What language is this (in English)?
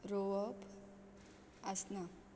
Konkani